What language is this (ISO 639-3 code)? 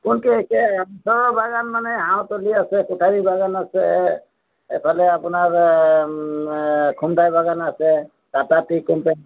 asm